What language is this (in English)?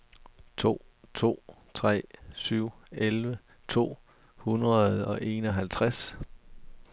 Danish